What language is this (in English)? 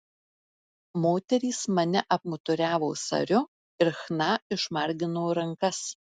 Lithuanian